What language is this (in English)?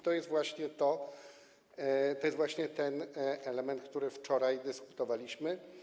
Polish